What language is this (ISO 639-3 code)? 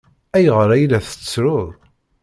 kab